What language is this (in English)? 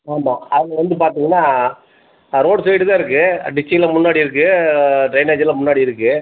Tamil